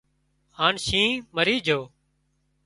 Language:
Wadiyara Koli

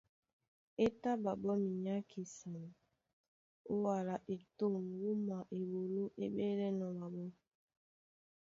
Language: Duala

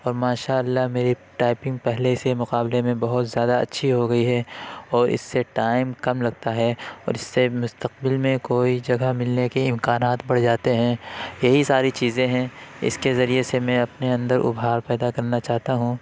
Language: Urdu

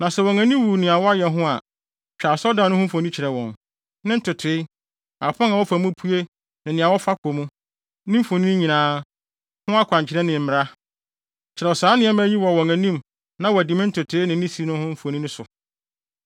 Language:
Akan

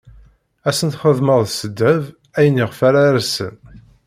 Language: Kabyle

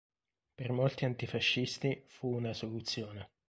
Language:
Italian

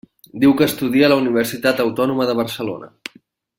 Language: Catalan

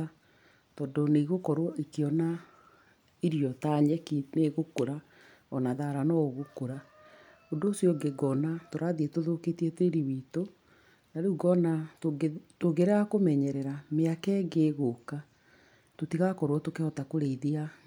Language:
Kikuyu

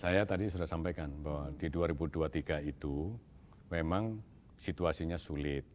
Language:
Indonesian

